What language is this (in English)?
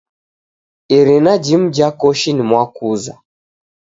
Taita